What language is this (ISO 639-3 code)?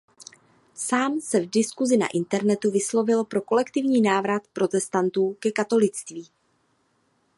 ces